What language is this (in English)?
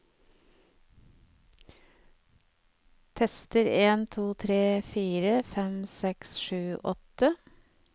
Norwegian